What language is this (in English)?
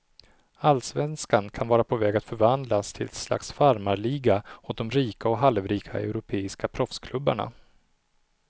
Swedish